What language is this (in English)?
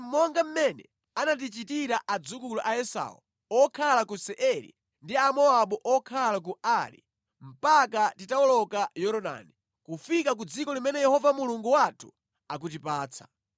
Nyanja